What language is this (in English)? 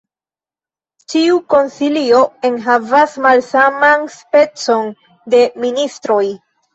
Esperanto